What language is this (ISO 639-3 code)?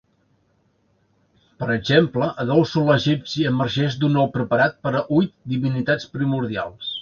cat